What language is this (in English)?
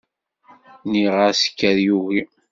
Kabyle